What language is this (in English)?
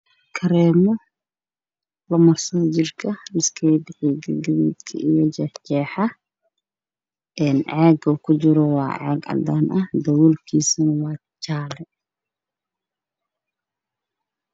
Somali